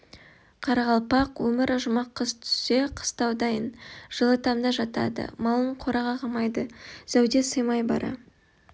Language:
Kazakh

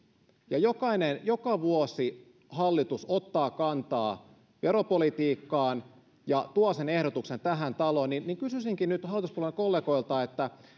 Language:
Finnish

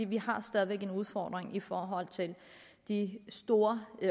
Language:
Danish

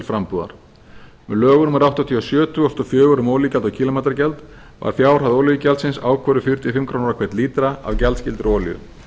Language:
Icelandic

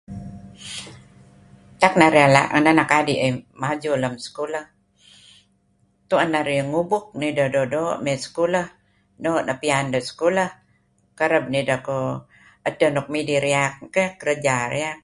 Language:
Kelabit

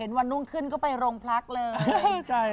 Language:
Thai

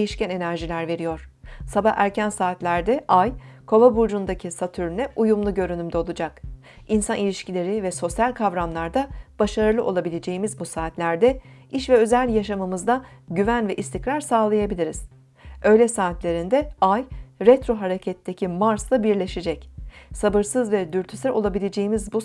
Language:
Turkish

